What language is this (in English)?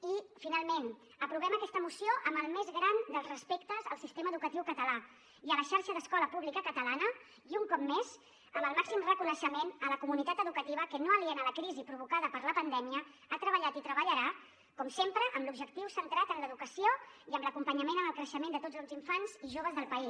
Catalan